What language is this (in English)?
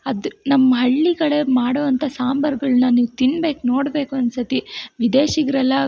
Kannada